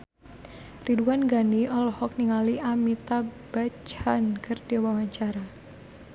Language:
Sundanese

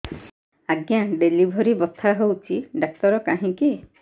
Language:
Odia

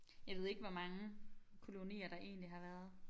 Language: Danish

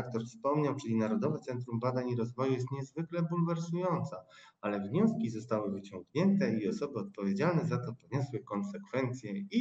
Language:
Polish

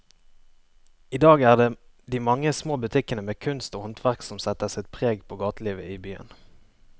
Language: Norwegian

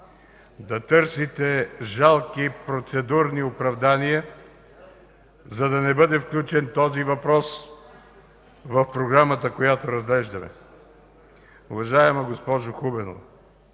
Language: Bulgarian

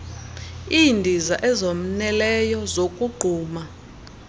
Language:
Xhosa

